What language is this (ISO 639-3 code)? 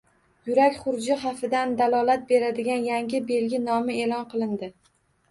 uzb